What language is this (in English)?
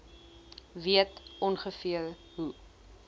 Afrikaans